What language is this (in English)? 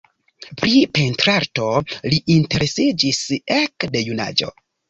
Esperanto